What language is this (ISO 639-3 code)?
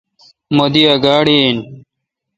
xka